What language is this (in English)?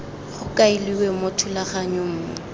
Tswana